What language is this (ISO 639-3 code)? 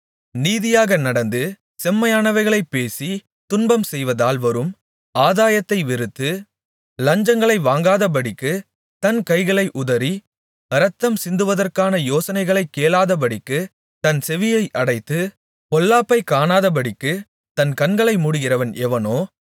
tam